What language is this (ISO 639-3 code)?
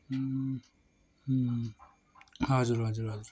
nep